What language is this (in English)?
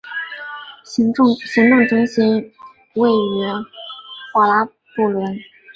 Chinese